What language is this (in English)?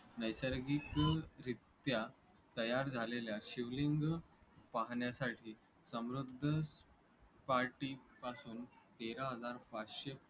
Marathi